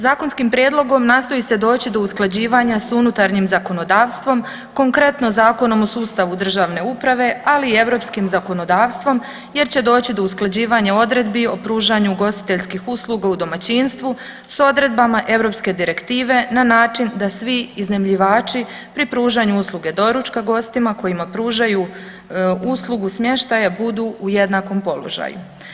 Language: Croatian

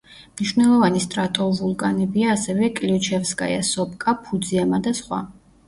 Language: Georgian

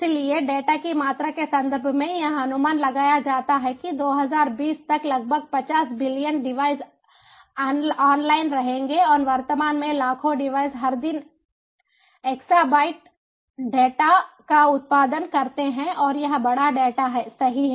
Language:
Hindi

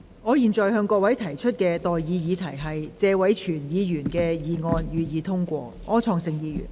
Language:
Cantonese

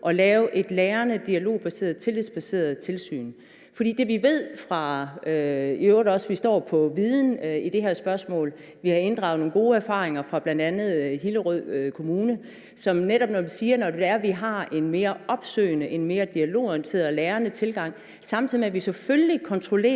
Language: Danish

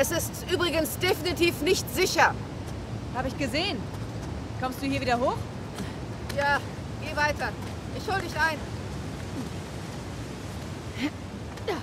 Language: German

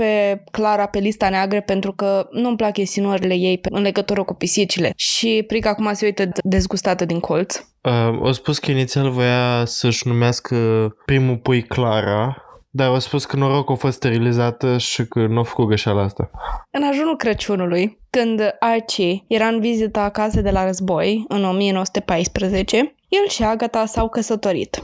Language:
Romanian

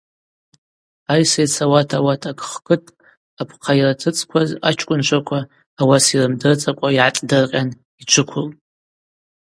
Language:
Abaza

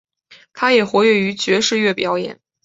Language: Chinese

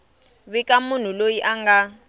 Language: Tsonga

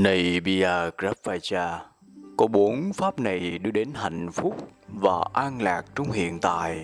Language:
Vietnamese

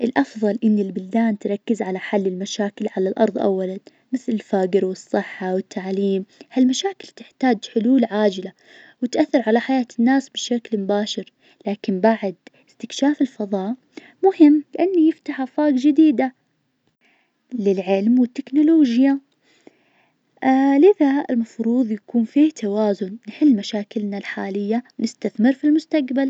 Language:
Najdi Arabic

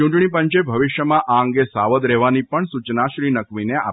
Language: Gujarati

